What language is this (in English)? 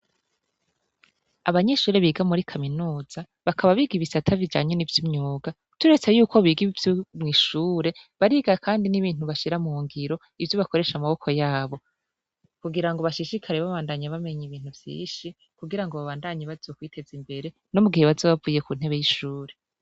Rundi